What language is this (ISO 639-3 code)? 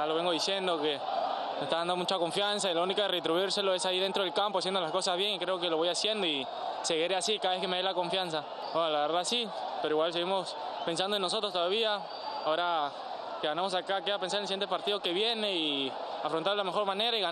spa